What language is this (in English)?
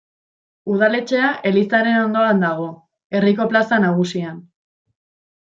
Basque